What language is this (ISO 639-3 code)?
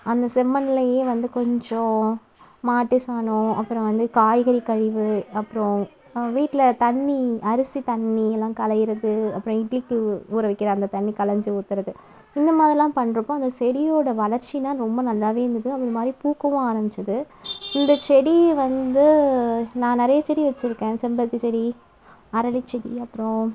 tam